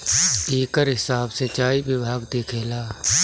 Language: Bhojpuri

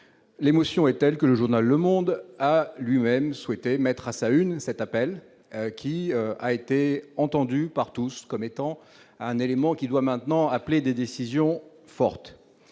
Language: French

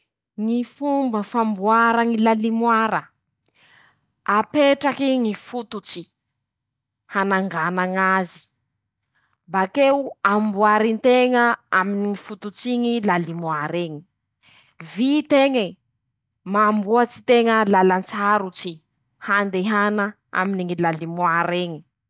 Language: Masikoro Malagasy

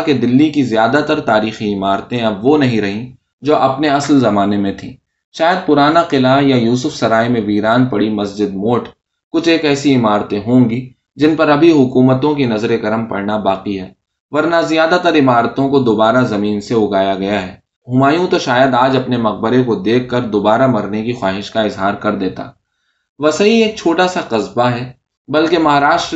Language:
Urdu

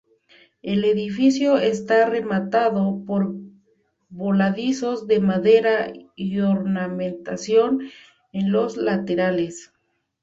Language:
Spanish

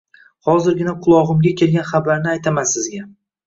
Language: Uzbek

